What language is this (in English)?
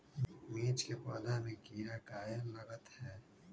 Magahi